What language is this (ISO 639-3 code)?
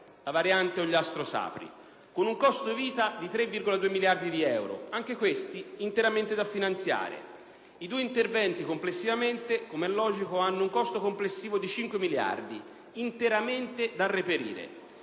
ita